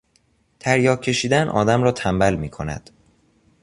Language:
Persian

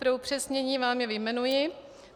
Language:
Czech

